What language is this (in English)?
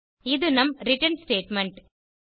Tamil